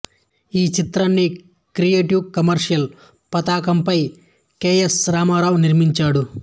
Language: Telugu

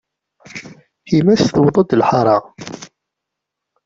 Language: Kabyle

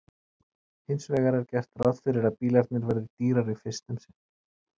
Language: Icelandic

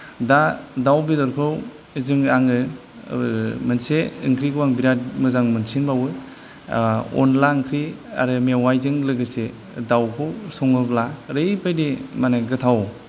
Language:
Bodo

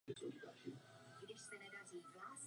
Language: Czech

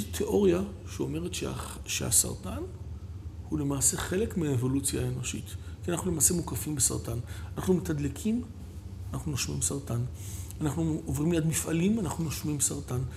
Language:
Hebrew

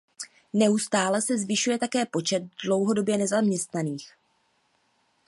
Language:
Czech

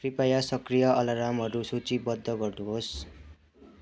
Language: Nepali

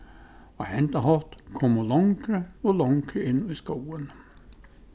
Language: Faroese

